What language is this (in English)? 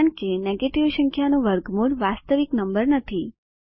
Gujarati